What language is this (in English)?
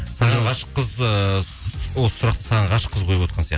Kazakh